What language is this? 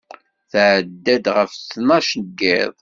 Kabyle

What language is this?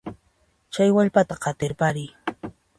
Puno Quechua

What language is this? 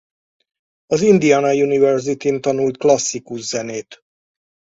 Hungarian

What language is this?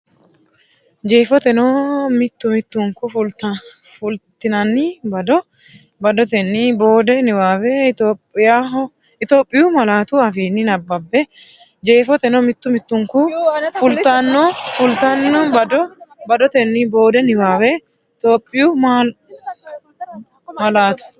Sidamo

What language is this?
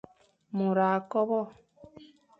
Fang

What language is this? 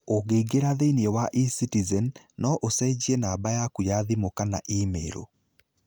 Kikuyu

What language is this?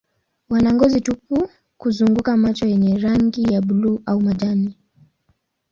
Swahili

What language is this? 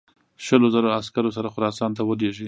Pashto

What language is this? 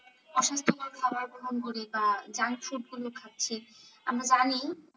Bangla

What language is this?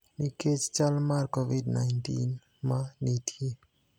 Luo (Kenya and Tanzania)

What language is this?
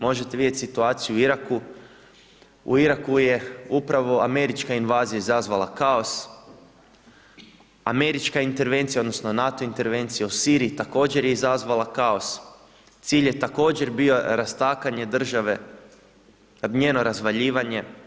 Croatian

